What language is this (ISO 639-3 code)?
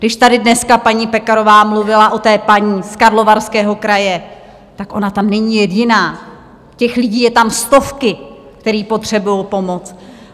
ces